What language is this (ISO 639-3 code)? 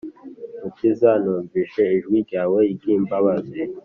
kin